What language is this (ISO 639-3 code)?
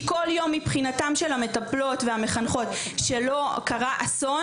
heb